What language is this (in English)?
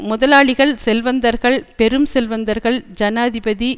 Tamil